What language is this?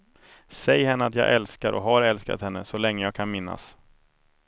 Swedish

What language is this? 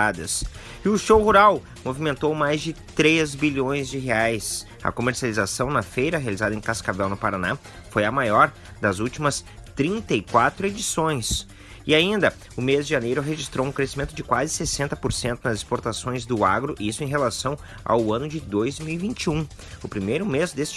Portuguese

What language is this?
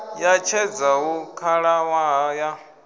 Venda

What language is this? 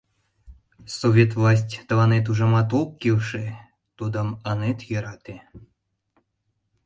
Mari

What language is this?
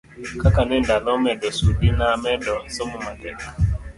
Luo (Kenya and Tanzania)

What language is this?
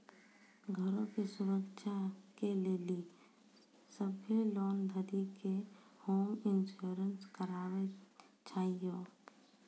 Maithili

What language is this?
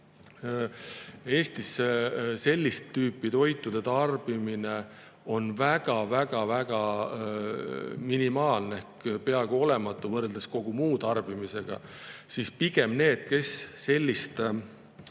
Estonian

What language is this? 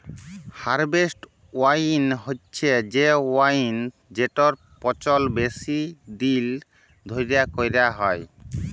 Bangla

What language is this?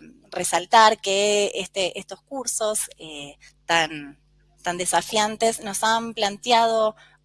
Spanish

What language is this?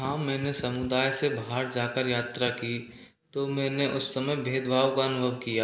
Hindi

